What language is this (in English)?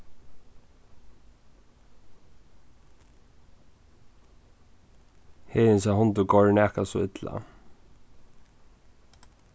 Faroese